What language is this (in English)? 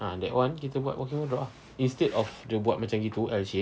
English